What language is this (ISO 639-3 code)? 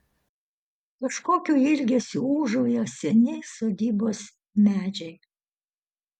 lit